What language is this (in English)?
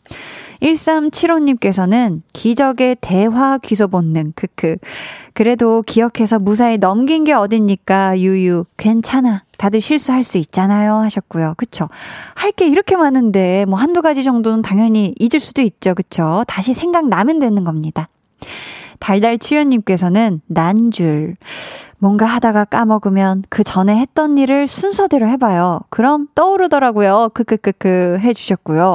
Korean